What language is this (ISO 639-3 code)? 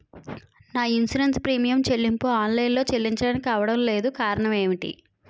tel